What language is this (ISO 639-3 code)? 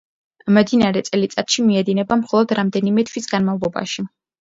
kat